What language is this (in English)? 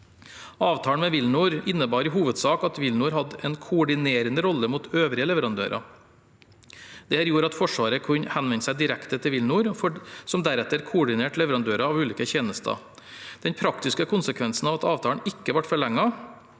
Norwegian